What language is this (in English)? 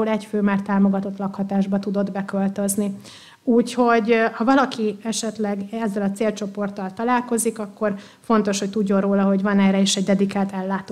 Hungarian